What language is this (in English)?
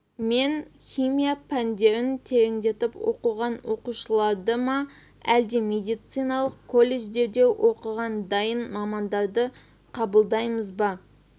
Kazakh